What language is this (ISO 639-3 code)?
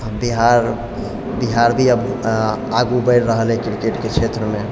mai